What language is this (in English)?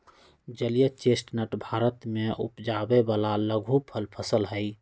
Magahi